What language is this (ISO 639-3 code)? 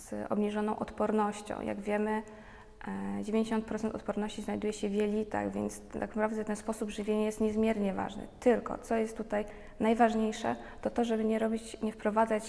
pol